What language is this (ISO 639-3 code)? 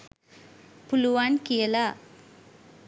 sin